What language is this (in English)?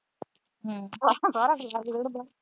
Punjabi